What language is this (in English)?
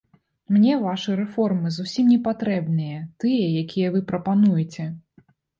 Belarusian